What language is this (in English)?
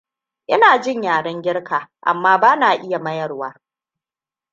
Hausa